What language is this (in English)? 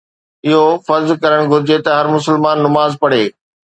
Sindhi